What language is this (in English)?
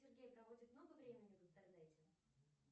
Russian